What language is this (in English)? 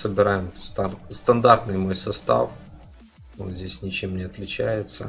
Russian